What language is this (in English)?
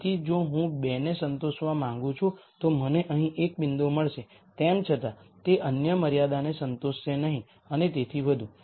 Gujarati